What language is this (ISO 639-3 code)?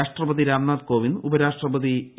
mal